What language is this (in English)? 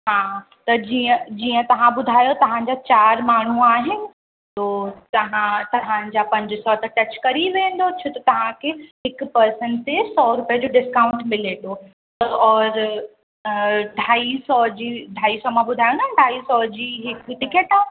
Sindhi